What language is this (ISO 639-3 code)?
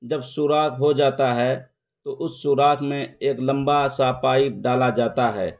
urd